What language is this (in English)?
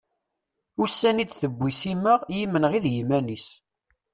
Kabyle